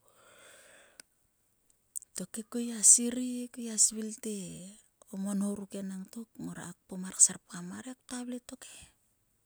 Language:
Sulka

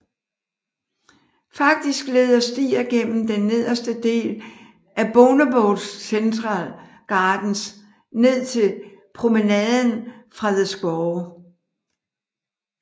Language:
Danish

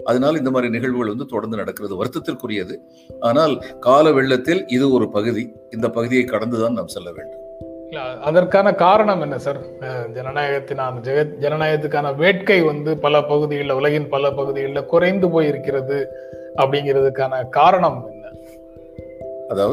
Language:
Tamil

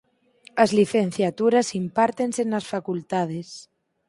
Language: Galician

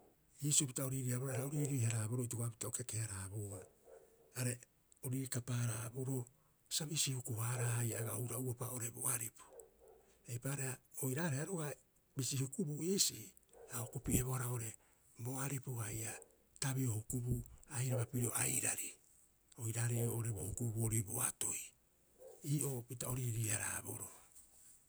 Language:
Rapoisi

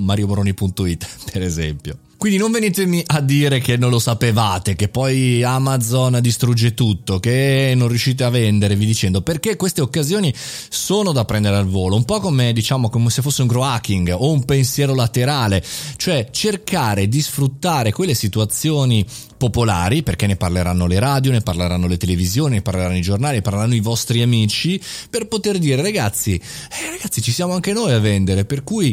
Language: Italian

